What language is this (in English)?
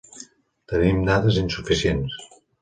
Catalan